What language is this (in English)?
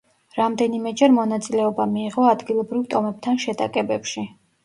Georgian